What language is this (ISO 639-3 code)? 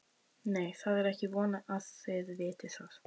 isl